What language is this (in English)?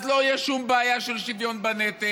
Hebrew